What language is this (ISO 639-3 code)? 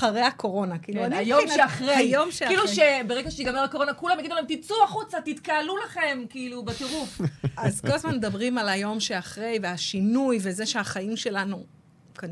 heb